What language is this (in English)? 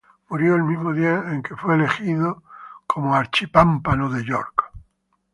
Spanish